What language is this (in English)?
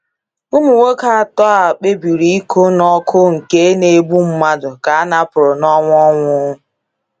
Igbo